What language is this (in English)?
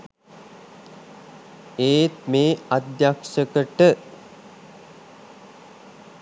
Sinhala